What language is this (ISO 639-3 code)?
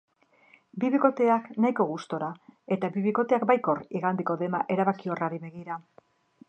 eus